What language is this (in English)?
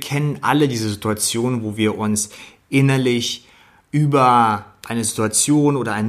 German